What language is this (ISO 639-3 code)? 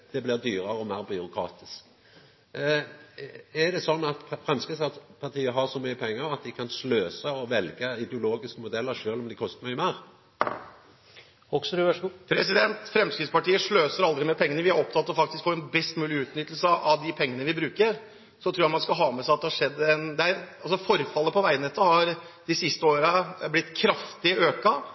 nor